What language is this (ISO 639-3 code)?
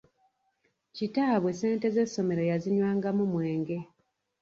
lug